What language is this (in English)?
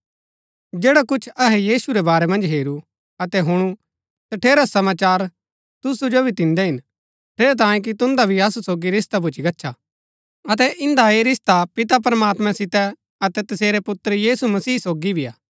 Gaddi